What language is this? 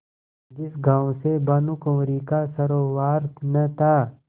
Hindi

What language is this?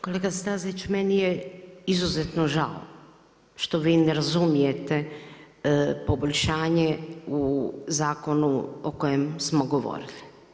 Croatian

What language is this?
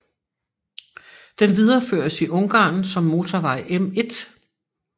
Danish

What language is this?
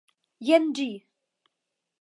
Esperanto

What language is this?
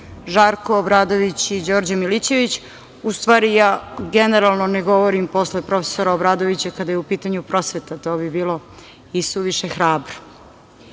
Serbian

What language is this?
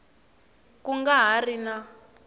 Tsonga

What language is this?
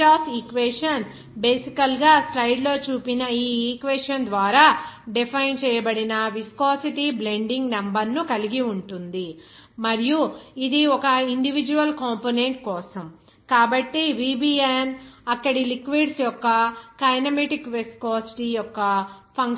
Telugu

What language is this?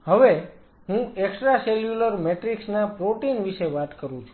Gujarati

